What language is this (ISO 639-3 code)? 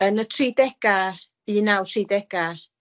cym